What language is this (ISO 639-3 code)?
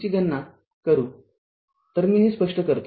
mar